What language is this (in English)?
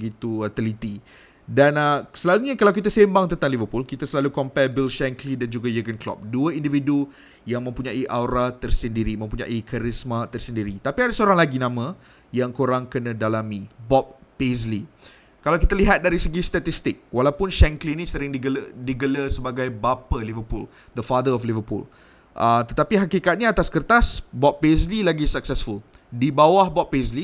Malay